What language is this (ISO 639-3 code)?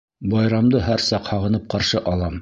bak